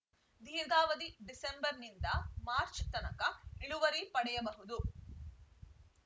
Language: Kannada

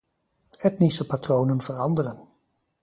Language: Dutch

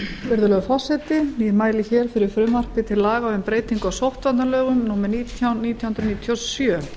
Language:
Icelandic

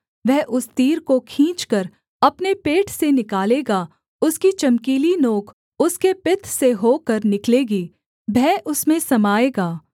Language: Hindi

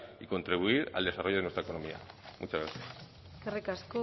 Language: Spanish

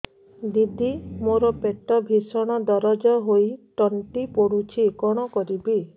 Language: Odia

